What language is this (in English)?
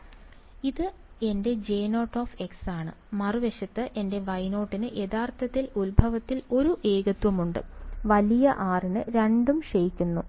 Malayalam